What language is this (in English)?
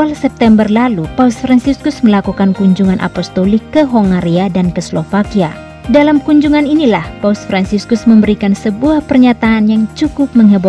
Indonesian